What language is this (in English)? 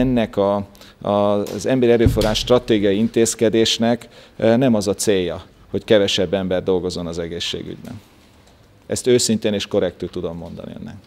Hungarian